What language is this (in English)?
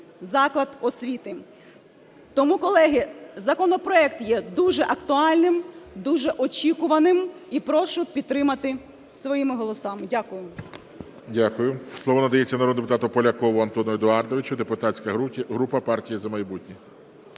Ukrainian